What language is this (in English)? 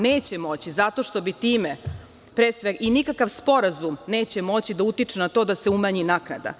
Serbian